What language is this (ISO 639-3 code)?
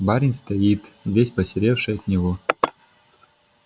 rus